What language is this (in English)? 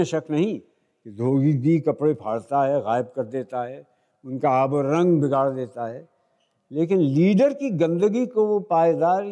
Hindi